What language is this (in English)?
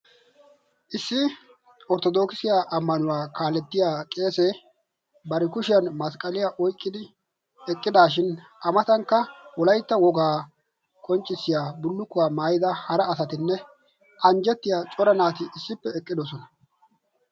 Wolaytta